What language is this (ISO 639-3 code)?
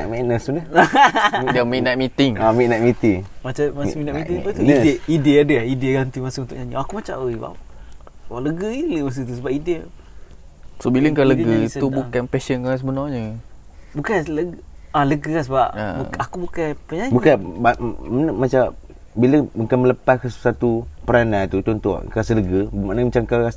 msa